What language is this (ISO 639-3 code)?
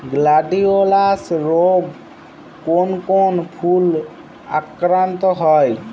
ben